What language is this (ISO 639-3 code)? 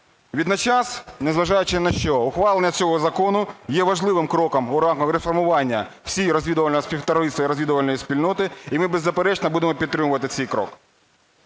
ukr